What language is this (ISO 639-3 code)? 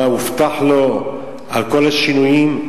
heb